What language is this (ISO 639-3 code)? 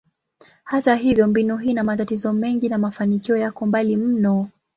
swa